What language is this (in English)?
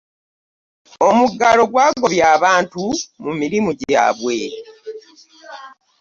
Ganda